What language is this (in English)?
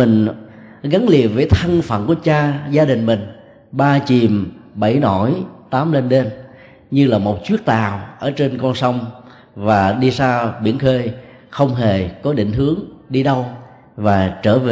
Vietnamese